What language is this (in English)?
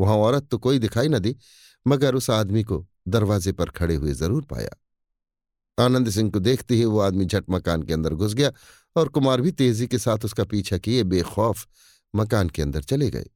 Hindi